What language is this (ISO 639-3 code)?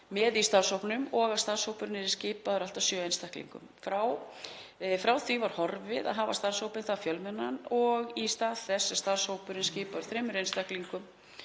isl